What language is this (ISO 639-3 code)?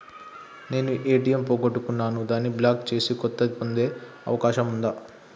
tel